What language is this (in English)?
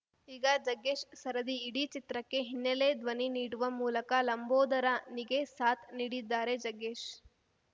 Kannada